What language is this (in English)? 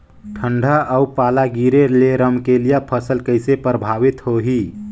Chhattisgarhi